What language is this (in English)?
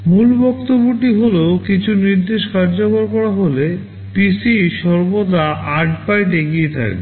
Bangla